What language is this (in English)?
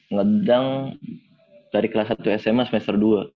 Indonesian